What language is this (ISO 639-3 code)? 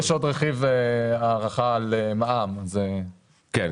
heb